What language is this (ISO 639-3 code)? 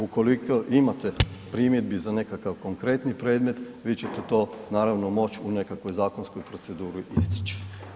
hrv